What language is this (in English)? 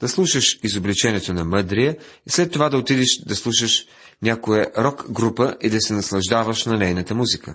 Bulgarian